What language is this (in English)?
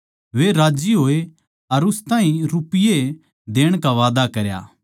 Haryanvi